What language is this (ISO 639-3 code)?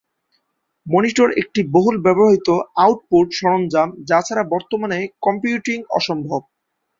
ben